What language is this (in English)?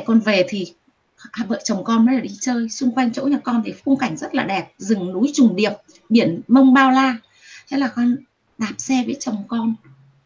Vietnamese